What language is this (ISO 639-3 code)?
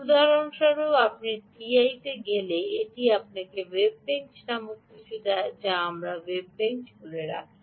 ben